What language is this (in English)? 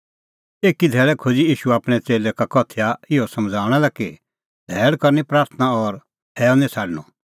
Kullu Pahari